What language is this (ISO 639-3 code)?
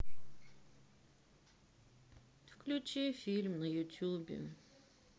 rus